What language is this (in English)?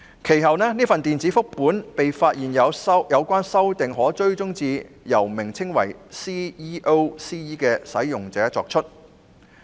Cantonese